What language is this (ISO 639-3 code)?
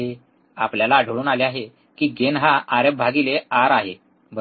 mar